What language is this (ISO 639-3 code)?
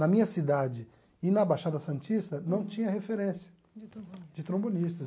por